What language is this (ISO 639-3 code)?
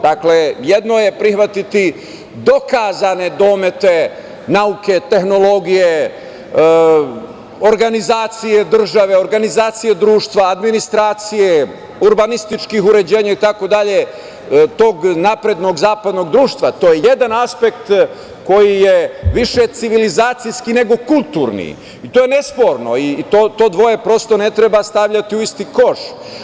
srp